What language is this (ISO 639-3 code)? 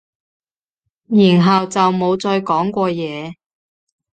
yue